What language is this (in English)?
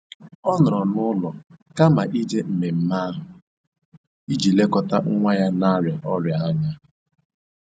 Igbo